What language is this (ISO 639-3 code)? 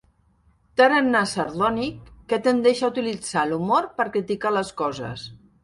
cat